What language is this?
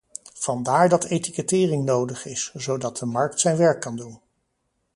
Dutch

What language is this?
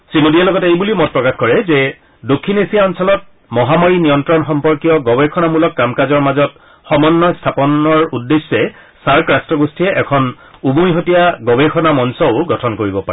Assamese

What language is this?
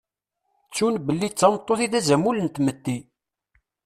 Kabyle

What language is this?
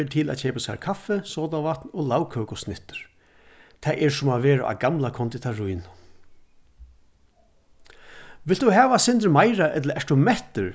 Faroese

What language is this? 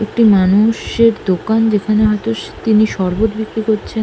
Bangla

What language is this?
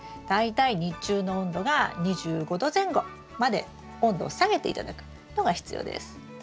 Japanese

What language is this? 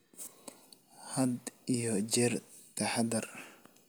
Somali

